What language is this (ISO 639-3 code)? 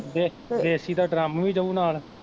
pan